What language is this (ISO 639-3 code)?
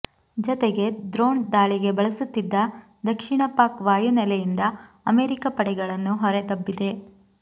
kan